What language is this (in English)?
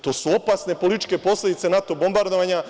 Serbian